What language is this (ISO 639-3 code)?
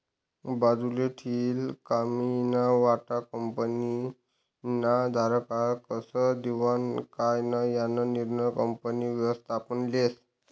mar